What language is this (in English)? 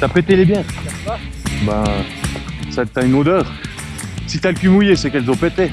French